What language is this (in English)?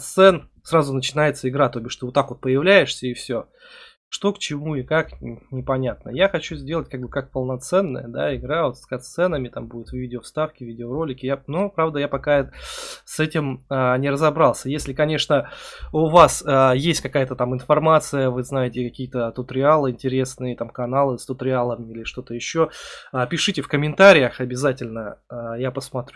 Russian